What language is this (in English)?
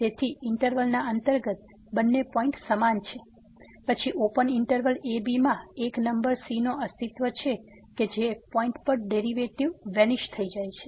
Gujarati